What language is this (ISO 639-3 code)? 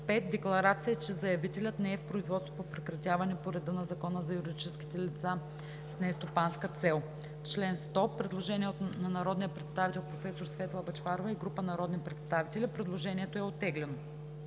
bul